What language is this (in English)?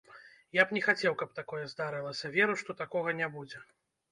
Belarusian